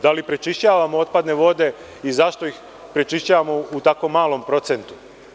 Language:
Serbian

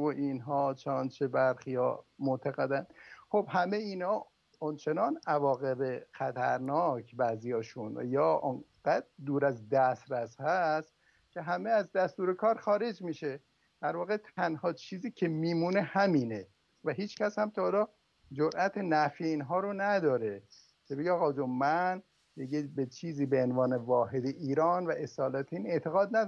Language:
Persian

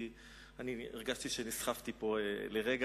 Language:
Hebrew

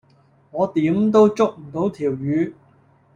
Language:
Cantonese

